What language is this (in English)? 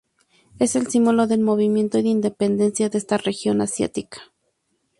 Spanish